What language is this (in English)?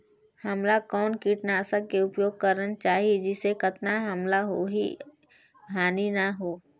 Chhattisgarhi